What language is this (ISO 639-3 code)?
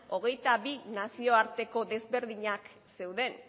eus